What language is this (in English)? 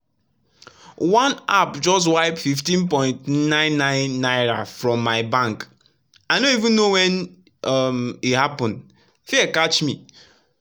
Nigerian Pidgin